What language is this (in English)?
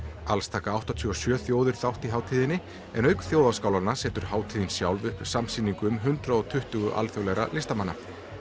Icelandic